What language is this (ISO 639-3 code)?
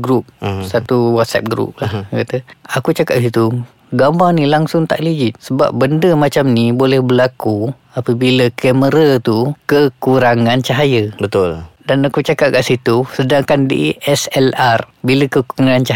msa